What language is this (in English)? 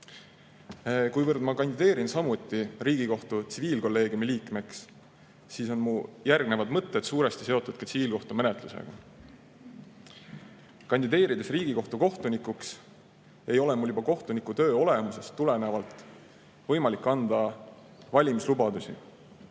Estonian